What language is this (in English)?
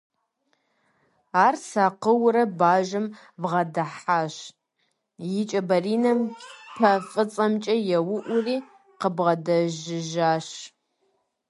Kabardian